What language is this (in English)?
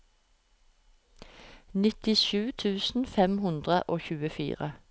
Norwegian